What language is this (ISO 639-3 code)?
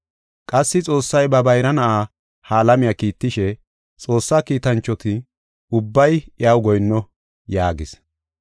gof